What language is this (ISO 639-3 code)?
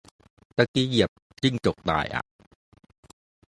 tha